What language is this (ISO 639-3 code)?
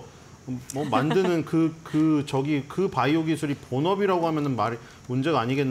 kor